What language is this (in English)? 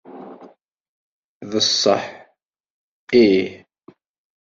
Kabyle